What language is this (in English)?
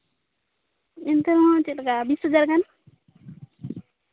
Santali